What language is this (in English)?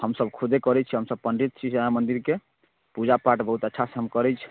Maithili